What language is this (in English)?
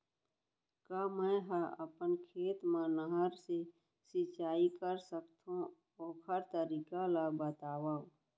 Chhattisgarhi